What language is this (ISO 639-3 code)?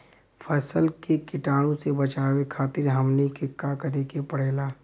bho